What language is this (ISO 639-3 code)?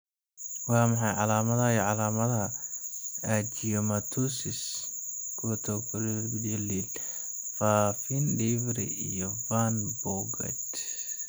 som